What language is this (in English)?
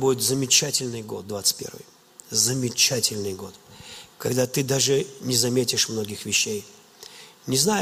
Russian